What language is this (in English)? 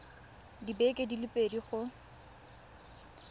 Tswana